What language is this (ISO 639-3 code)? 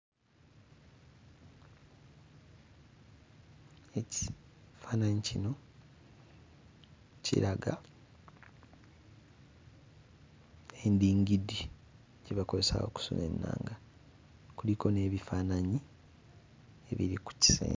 lug